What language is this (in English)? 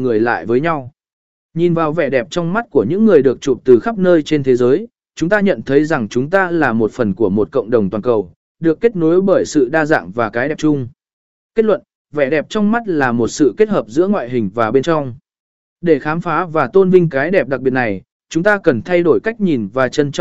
Vietnamese